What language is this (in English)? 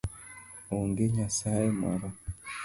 Luo (Kenya and Tanzania)